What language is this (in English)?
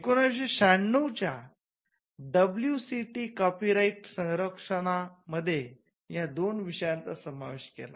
Marathi